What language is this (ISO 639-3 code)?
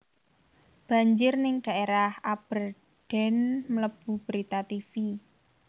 jav